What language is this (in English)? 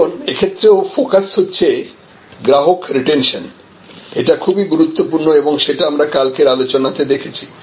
Bangla